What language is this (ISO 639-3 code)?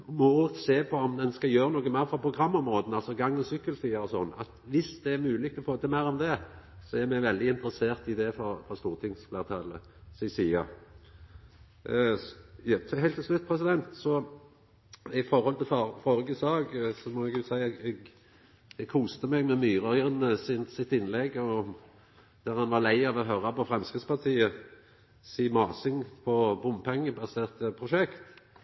nno